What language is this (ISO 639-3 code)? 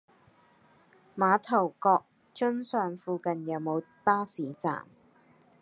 yue